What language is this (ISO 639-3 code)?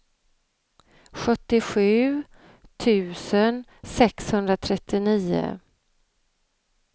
swe